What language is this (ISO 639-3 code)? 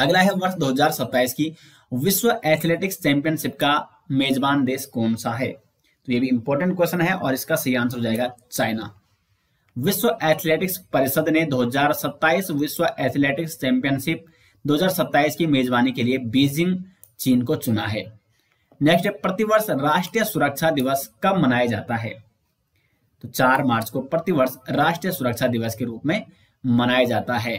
hin